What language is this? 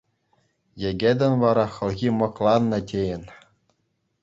Chuvash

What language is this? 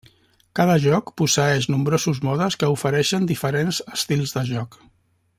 Catalan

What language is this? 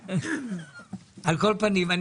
Hebrew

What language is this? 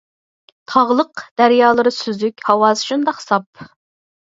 Uyghur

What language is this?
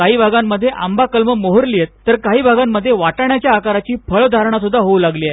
Marathi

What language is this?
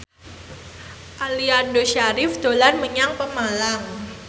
Javanese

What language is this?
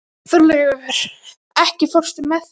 Icelandic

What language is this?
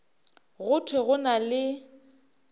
Northern Sotho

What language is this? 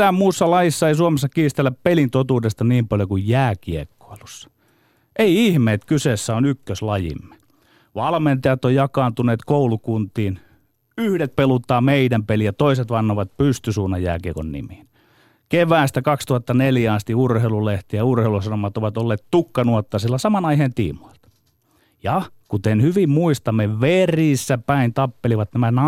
Finnish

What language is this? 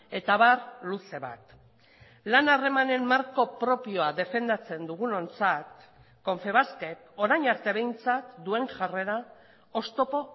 Basque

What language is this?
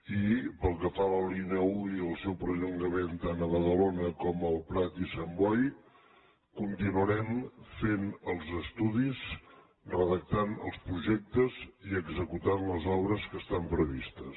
Catalan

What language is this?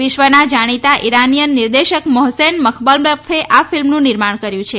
Gujarati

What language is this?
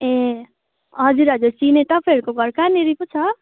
Nepali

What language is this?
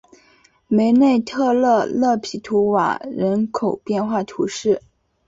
Chinese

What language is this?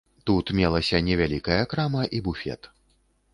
Belarusian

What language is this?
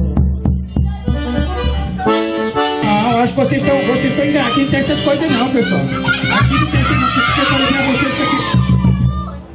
Portuguese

